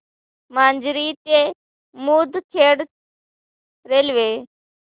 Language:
Marathi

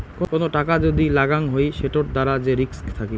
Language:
Bangla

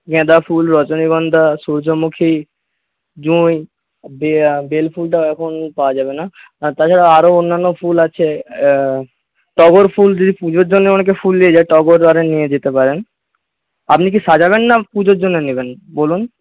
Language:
Bangla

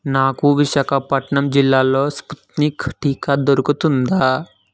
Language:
Telugu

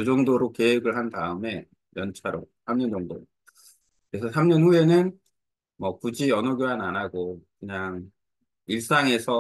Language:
Korean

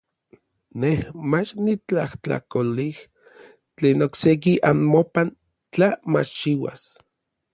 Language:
Orizaba Nahuatl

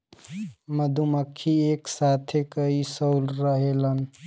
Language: Bhojpuri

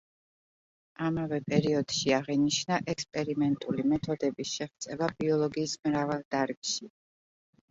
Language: Georgian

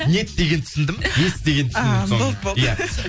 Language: Kazakh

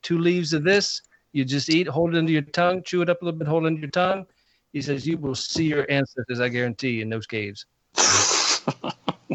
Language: English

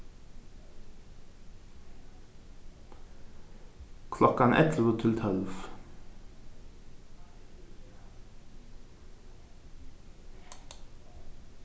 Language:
Faroese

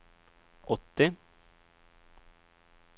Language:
Swedish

